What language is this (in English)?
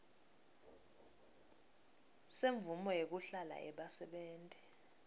Swati